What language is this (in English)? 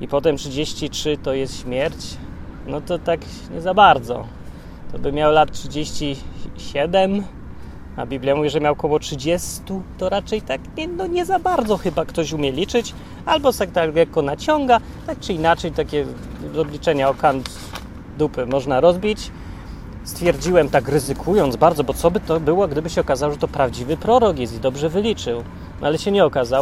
Polish